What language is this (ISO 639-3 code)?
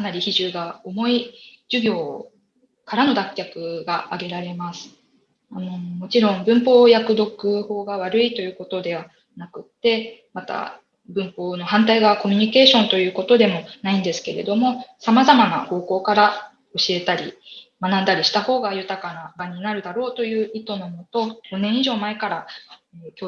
jpn